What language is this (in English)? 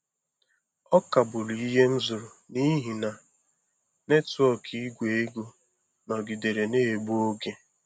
Igbo